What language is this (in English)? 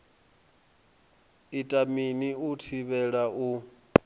Venda